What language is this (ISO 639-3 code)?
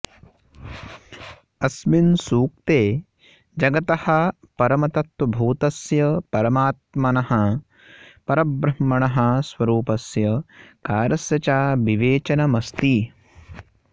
san